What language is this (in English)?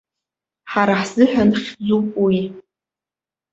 Abkhazian